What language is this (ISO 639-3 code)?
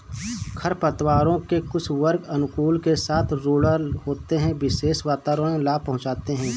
hin